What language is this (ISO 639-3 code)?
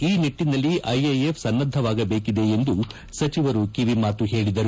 kan